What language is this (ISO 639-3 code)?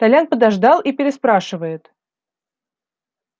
rus